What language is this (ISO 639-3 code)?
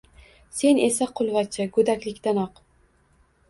uzb